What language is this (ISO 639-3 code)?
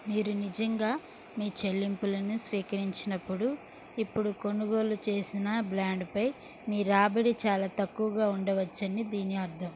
tel